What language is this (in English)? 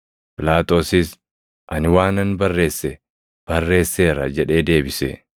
Oromo